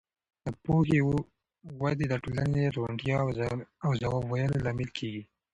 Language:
Pashto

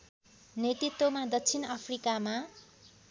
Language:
Nepali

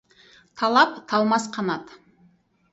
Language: Kazakh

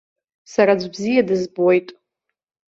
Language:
Abkhazian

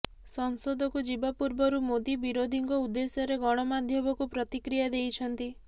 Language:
Odia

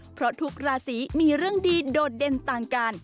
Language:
Thai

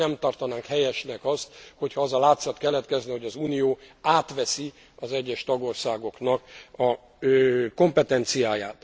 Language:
Hungarian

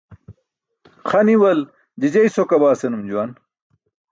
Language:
Burushaski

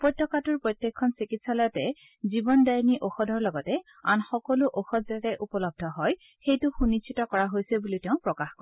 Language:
Assamese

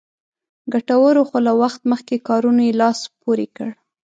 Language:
Pashto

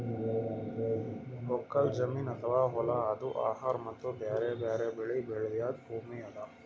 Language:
Kannada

